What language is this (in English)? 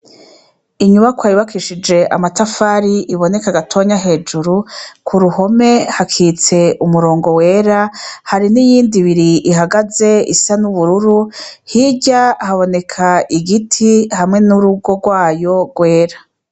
Rundi